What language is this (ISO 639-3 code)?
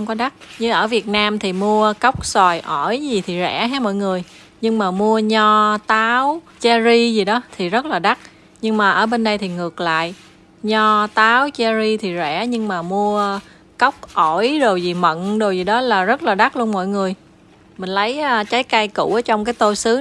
vie